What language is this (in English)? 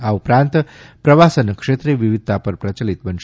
Gujarati